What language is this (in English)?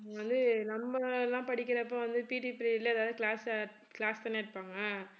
Tamil